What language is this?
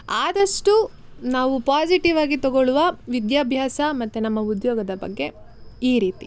Kannada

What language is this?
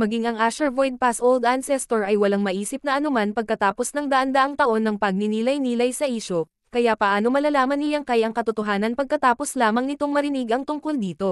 Filipino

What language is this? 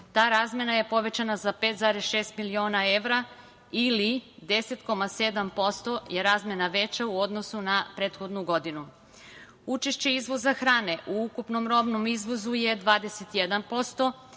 Serbian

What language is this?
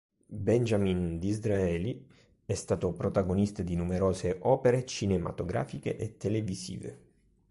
Italian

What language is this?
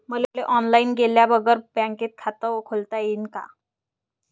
Marathi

